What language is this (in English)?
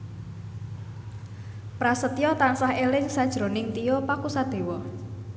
Javanese